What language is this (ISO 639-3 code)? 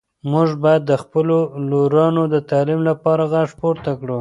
pus